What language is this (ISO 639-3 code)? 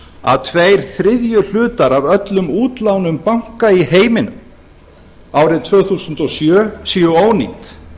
isl